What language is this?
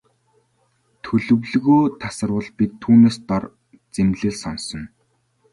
Mongolian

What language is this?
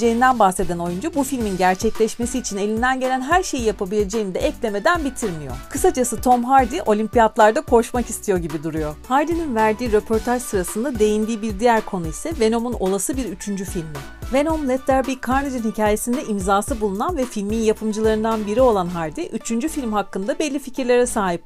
Turkish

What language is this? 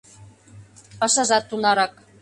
Mari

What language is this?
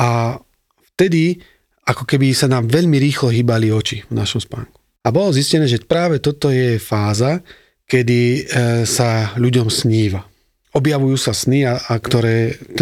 Slovak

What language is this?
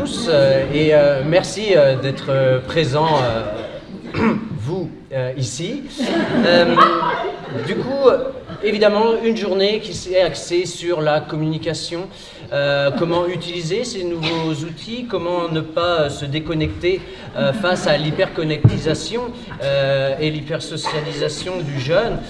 French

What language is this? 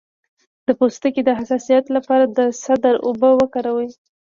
Pashto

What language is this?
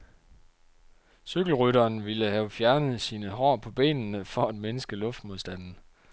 Danish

